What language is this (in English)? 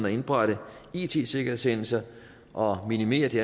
Danish